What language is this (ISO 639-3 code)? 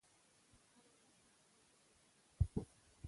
pus